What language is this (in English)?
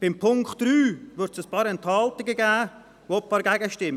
Swiss German